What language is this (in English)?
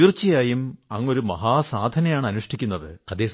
Malayalam